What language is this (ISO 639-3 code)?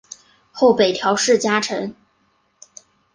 zho